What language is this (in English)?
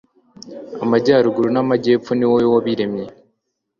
Kinyarwanda